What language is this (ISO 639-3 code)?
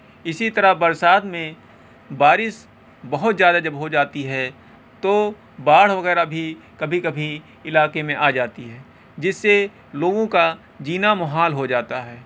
urd